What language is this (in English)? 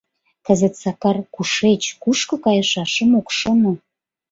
Mari